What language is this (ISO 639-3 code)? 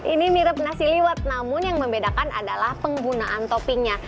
ind